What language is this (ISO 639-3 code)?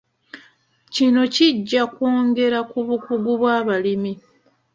lug